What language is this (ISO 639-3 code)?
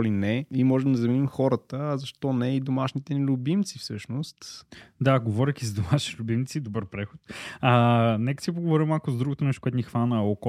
bul